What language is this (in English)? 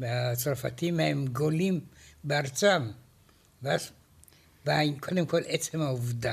Hebrew